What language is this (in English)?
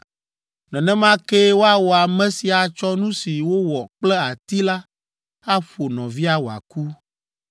Ewe